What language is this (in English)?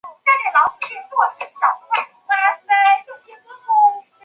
Chinese